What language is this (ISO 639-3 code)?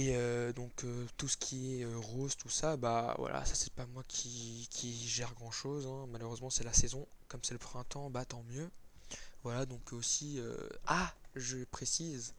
fra